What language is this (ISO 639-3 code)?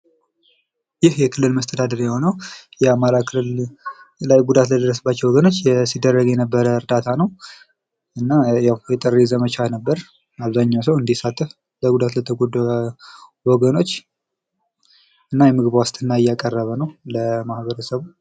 amh